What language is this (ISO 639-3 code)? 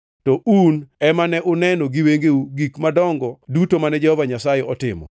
luo